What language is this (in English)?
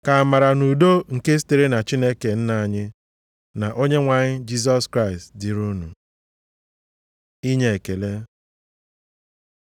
Igbo